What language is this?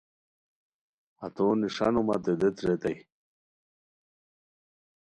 Khowar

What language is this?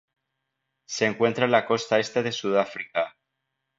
Spanish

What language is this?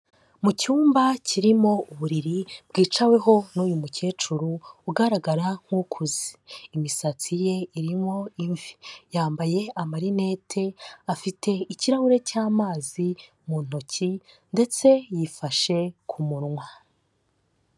Kinyarwanda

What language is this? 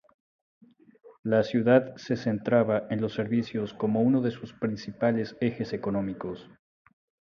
Spanish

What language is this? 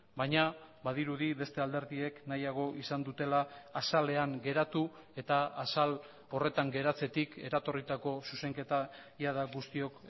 Basque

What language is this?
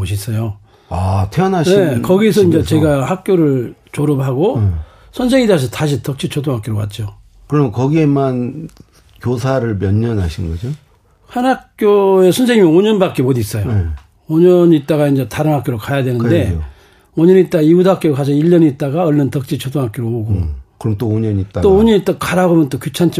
Korean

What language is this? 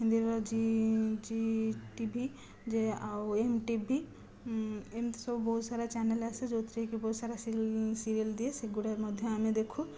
Odia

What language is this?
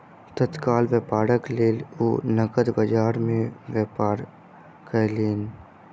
Maithili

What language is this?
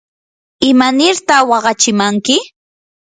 Yanahuanca Pasco Quechua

